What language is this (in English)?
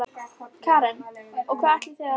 Icelandic